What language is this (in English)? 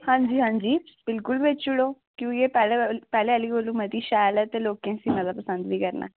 Dogri